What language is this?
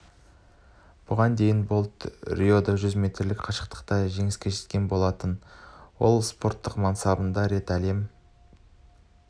Kazakh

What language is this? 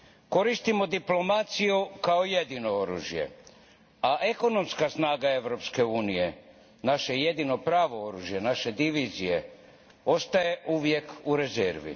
Croatian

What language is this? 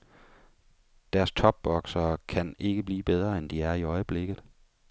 Danish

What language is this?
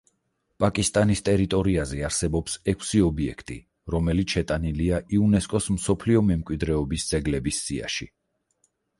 Georgian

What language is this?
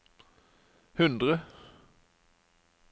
Norwegian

